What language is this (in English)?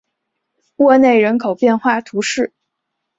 Chinese